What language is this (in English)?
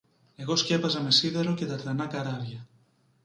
Greek